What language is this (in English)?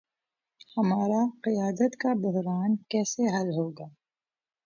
Urdu